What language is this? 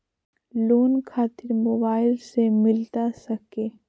Magahi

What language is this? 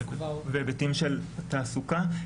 Hebrew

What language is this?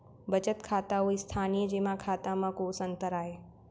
Chhattisgarhi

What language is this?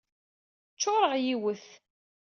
Kabyle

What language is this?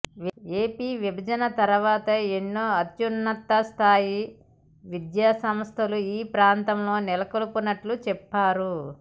Telugu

